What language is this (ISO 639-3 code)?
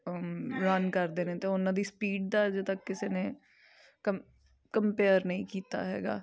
pan